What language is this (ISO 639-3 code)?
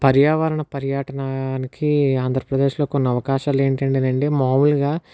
tel